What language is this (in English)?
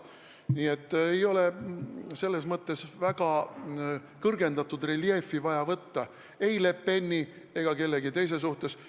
Estonian